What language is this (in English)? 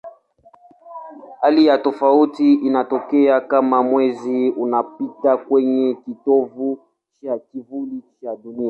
Swahili